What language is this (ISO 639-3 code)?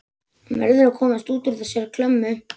isl